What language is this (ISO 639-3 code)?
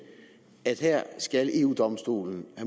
dan